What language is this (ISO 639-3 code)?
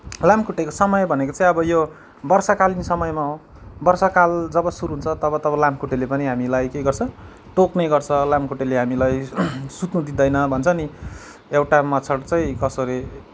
nep